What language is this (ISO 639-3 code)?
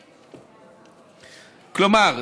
heb